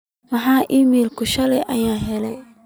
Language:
Somali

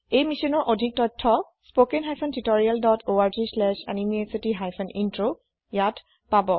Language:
Assamese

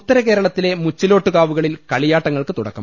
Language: Malayalam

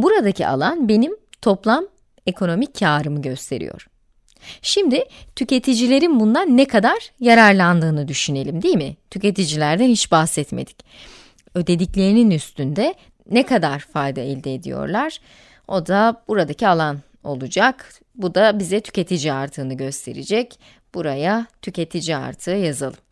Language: Turkish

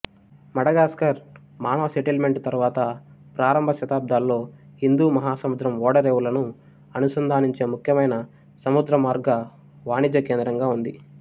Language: Telugu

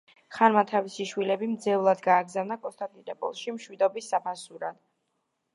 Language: Georgian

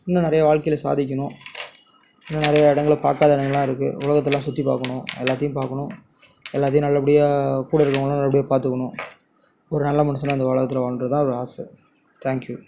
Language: Tamil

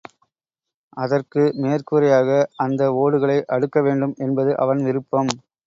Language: Tamil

